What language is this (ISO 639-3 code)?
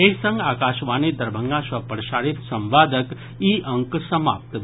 mai